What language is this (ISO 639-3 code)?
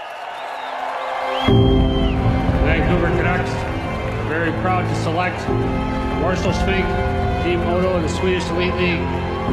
swe